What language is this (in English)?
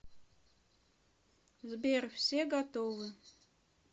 Russian